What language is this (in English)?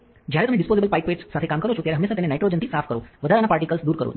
Gujarati